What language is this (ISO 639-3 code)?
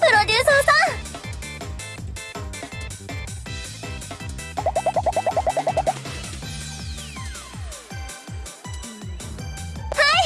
jpn